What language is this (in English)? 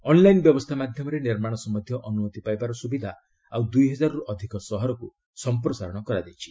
Odia